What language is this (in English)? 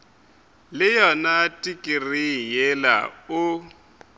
Northern Sotho